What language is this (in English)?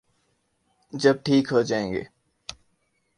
Urdu